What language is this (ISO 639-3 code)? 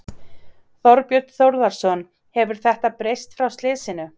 isl